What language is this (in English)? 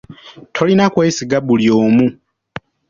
Ganda